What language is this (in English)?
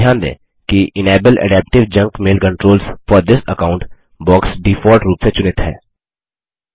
Hindi